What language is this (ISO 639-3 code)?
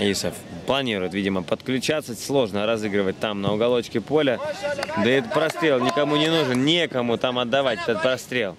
rus